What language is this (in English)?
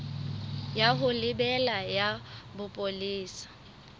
Southern Sotho